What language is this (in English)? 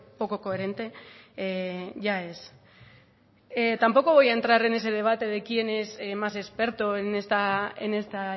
Spanish